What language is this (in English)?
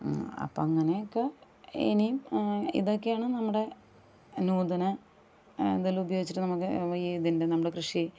Malayalam